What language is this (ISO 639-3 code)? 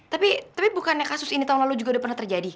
ind